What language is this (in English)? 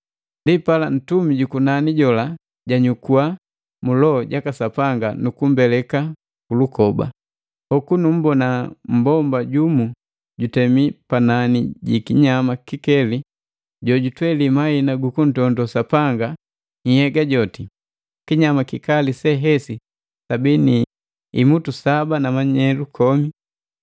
Matengo